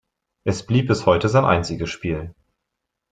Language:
German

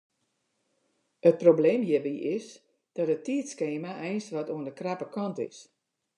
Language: Western Frisian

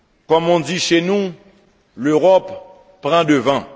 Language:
French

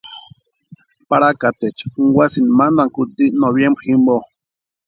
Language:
Western Highland Purepecha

